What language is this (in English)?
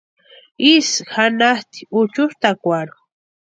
Western Highland Purepecha